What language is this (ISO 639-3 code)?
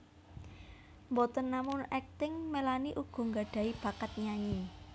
jav